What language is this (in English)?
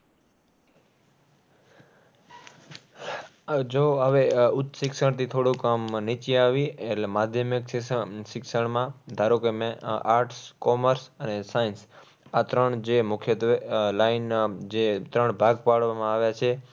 Gujarati